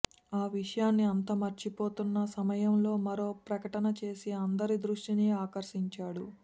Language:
Telugu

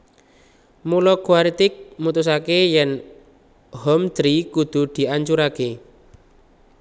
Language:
Javanese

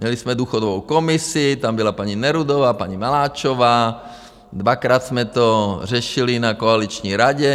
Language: Czech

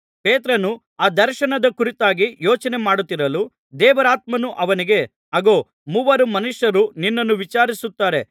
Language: Kannada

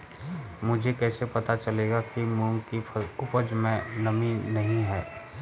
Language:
Hindi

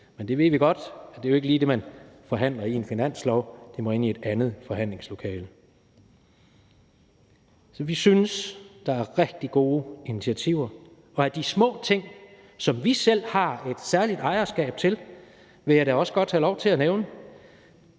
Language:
Danish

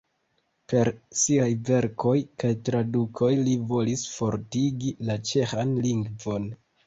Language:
Esperanto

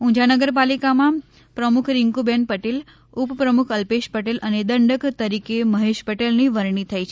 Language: Gujarati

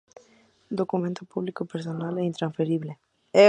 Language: Spanish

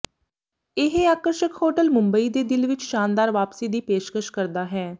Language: Punjabi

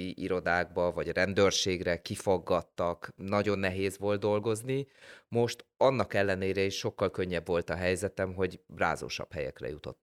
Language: Hungarian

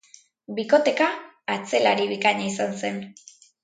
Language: Basque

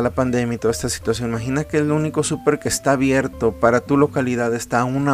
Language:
Spanish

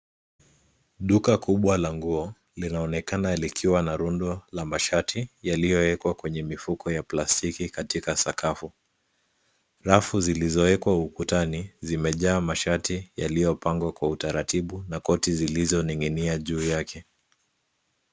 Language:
Swahili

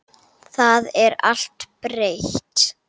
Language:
Icelandic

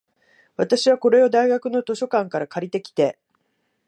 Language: Japanese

